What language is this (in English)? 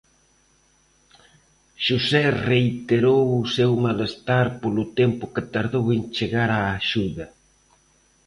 Galician